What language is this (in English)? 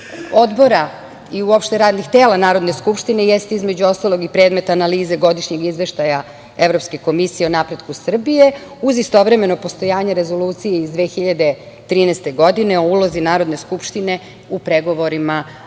Serbian